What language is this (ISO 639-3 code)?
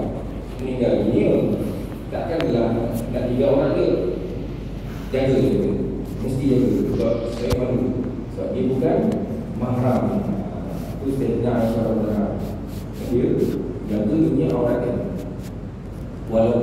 msa